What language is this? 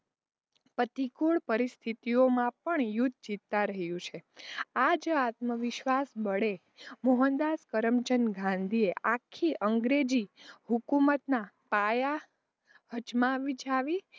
Gujarati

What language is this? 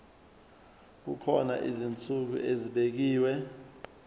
Zulu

